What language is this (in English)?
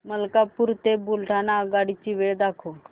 Marathi